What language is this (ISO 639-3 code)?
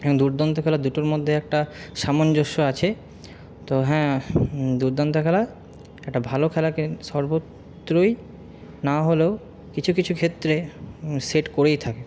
ben